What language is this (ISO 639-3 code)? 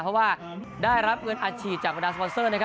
tha